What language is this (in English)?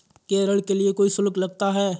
Hindi